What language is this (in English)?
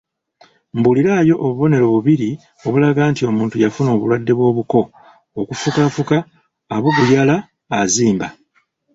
Ganda